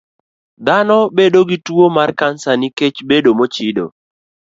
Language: Luo (Kenya and Tanzania)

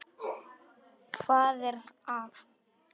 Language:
Icelandic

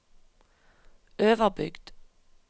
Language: Norwegian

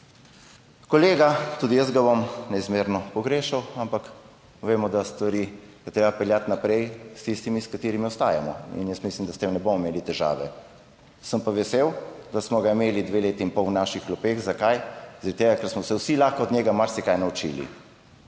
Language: Slovenian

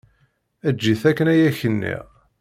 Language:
Kabyle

